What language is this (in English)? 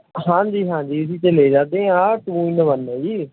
Punjabi